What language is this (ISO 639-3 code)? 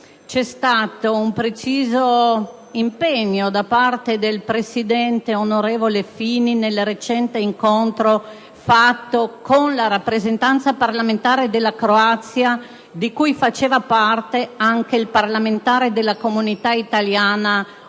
ita